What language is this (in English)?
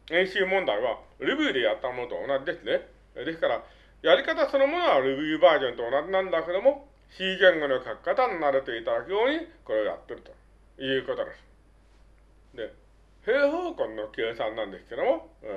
Japanese